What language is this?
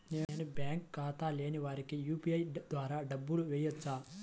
Telugu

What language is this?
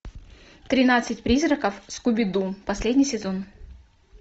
Russian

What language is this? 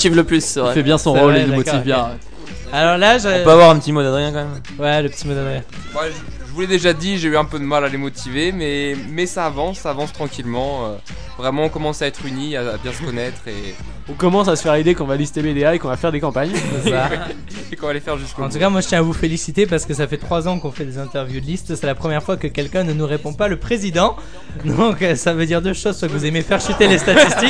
French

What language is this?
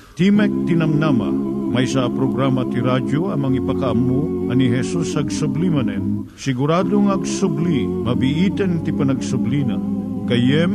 Filipino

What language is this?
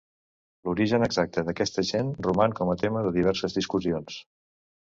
Catalan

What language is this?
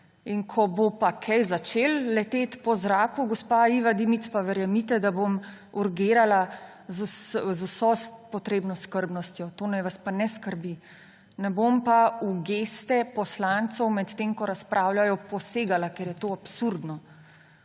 Slovenian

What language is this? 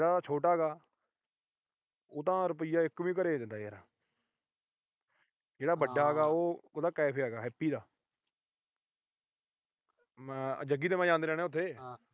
Punjabi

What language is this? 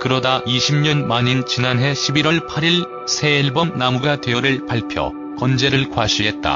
Korean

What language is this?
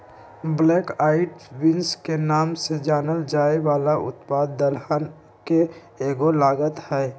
Magahi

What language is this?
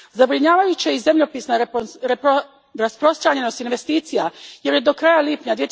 Croatian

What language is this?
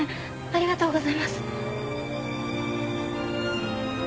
Japanese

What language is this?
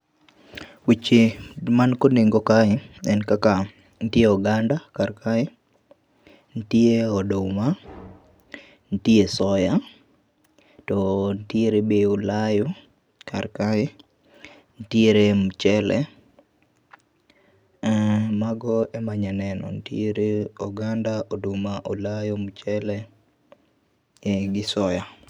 Luo (Kenya and Tanzania)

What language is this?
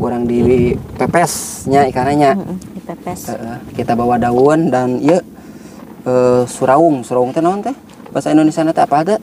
Indonesian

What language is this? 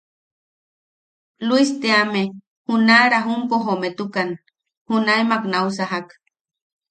Yaqui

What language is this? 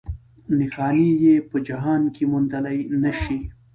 Pashto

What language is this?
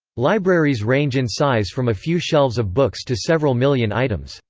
English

